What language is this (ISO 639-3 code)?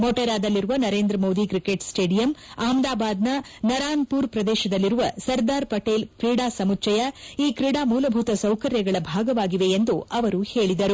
kan